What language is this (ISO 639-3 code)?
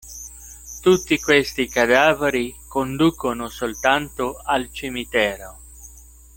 ita